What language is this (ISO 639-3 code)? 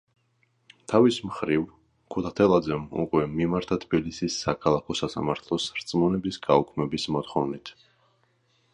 kat